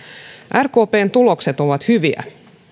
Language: Finnish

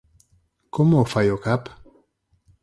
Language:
Galician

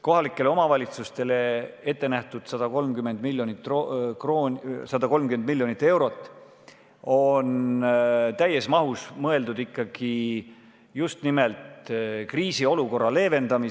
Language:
Estonian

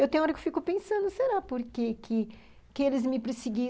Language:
Portuguese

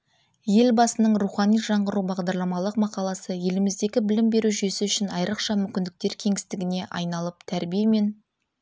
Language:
Kazakh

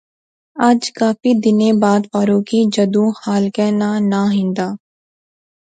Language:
Pahari-Potwari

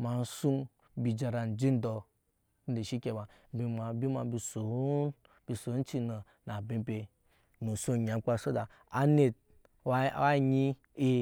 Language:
Nyankpa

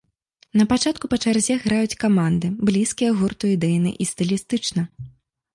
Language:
Belarusian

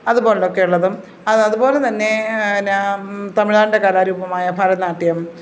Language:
Malayalam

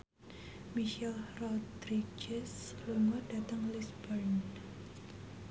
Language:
Javanese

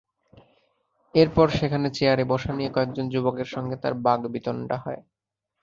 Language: Bangla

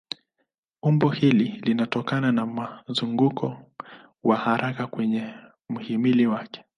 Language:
Swahili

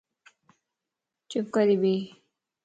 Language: Lasi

